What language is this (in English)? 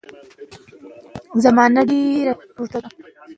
Pashto